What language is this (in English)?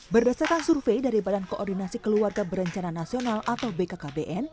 Indonesian